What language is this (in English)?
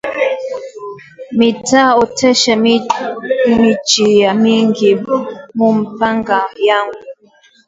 Swahili